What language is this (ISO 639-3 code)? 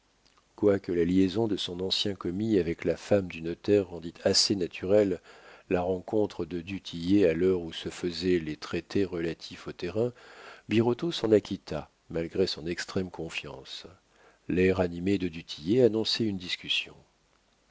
fra